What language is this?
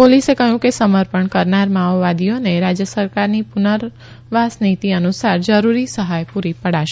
Gujarati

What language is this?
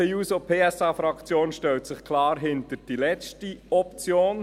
Swiss German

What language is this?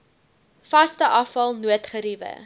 Afrikaans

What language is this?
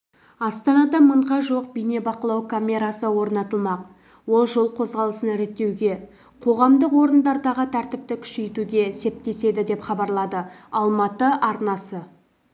Kazakh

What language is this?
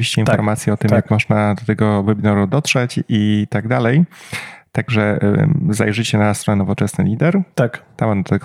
Polish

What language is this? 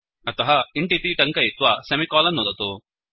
Sanskrit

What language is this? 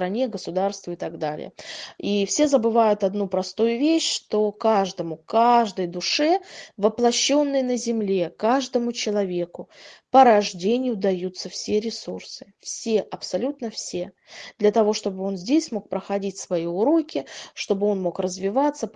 Russian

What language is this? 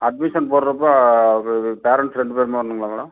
Tamil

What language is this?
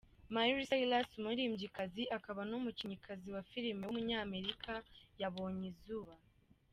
Kinyarwanda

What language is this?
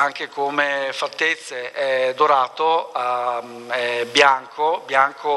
Italian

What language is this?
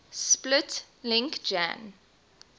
English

